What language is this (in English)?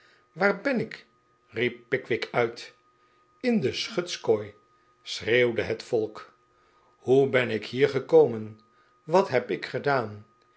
Dutch